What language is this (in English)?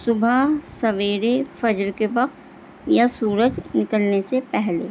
Urdu